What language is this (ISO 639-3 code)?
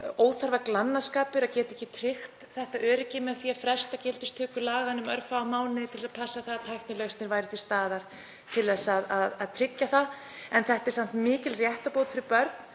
isl